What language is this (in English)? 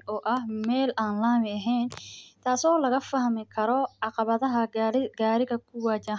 Somali